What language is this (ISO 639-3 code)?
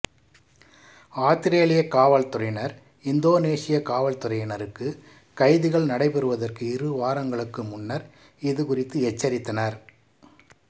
tam